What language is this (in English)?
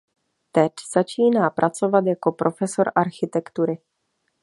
Czech